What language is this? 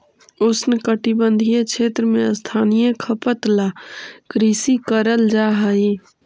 Magahi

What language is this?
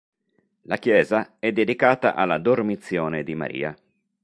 Italian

